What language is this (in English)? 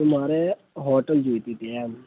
Gujarati